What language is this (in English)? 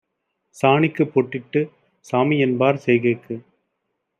Tamil